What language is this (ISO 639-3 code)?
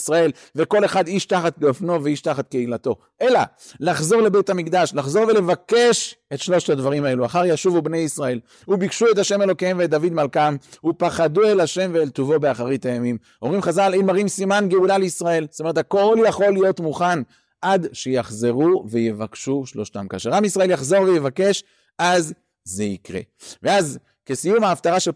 heb